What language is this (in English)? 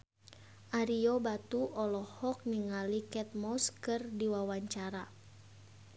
Sundanese